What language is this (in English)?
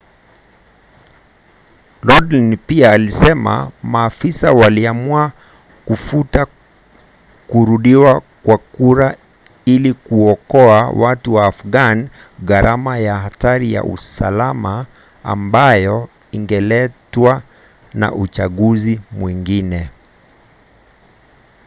Swahili